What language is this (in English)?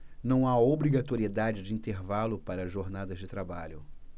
Portuguese